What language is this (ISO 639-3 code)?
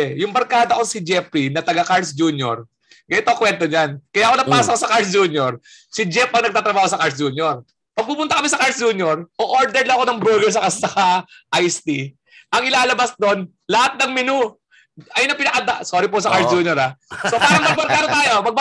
fil